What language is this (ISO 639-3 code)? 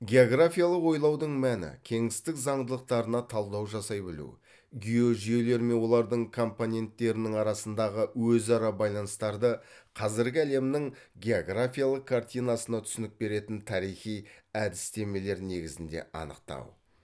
kaz